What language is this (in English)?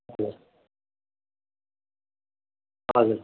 Nepali